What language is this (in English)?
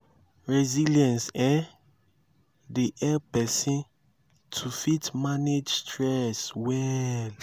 Nigerian Pidgin